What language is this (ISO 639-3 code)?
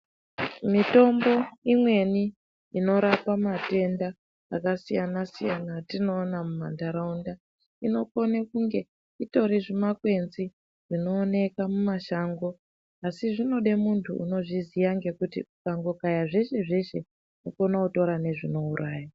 ndc